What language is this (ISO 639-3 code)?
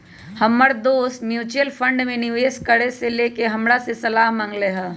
mag